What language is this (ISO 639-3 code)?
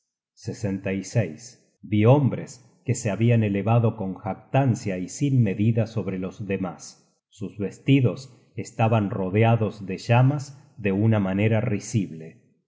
spa